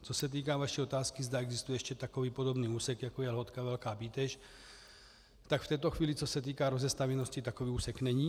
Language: Czech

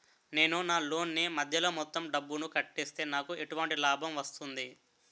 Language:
Telugu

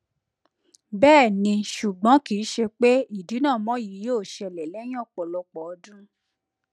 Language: Yoruba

